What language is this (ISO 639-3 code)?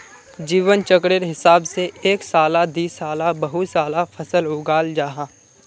mag